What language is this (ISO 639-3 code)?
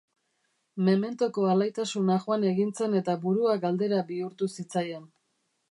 eus